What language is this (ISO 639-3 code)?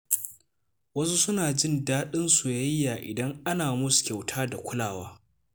hau